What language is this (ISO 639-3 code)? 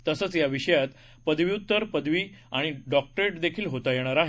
mar